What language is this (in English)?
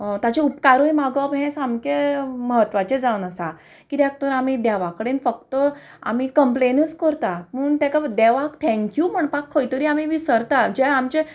Konkani